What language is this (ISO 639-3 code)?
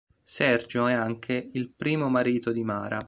ita